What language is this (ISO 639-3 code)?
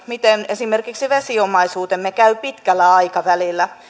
fin